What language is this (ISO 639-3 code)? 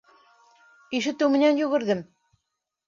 bak